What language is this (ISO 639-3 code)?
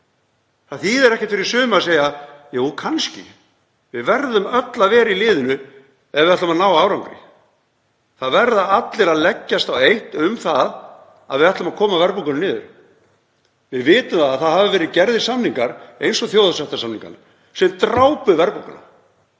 isl